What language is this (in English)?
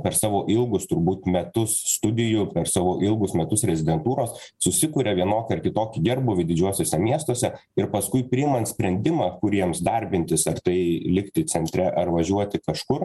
Lithuanian